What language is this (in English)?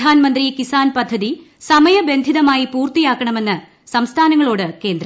Malayalam